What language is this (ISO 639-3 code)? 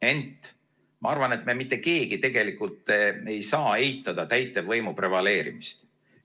est